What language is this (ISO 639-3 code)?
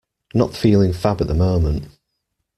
eng